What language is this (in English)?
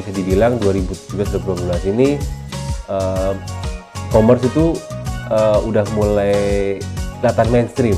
Indonesian